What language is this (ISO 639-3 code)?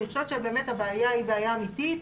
heb